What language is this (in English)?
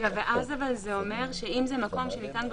Hebrew